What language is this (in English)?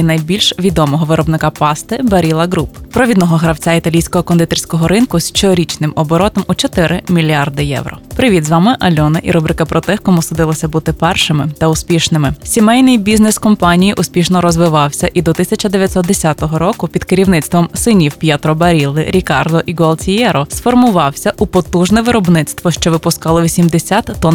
Ukrainian